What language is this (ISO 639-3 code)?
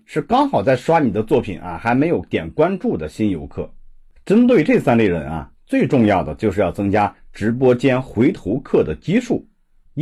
zho